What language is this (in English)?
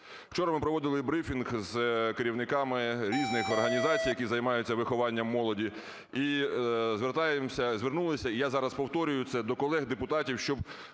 Ukrainian